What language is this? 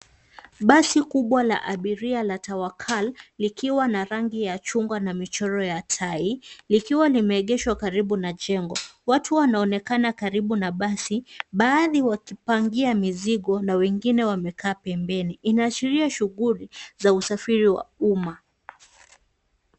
Swahili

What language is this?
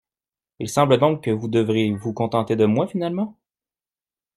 French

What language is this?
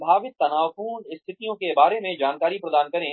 Hindi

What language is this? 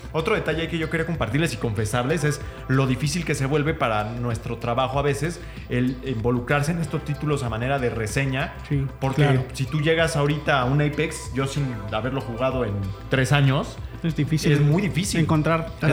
Spanish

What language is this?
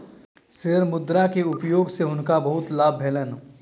Maithili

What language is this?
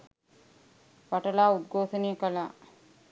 Sinhala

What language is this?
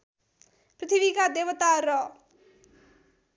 Nepali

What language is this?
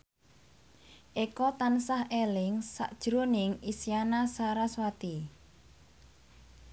Javanese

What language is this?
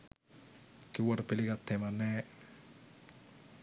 Sinhala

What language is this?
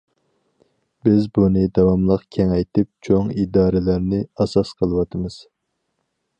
Uyghur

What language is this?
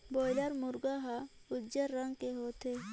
Chhattisgarhi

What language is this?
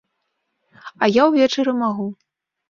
Belarusian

